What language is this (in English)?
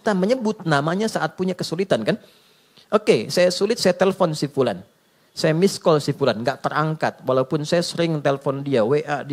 Indonesian